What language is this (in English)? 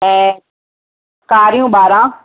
Sindhi